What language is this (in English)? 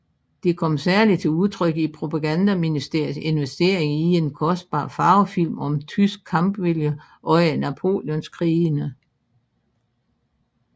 Danish